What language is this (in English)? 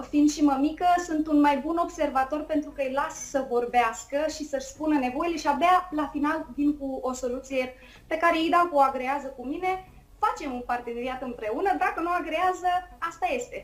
Romanian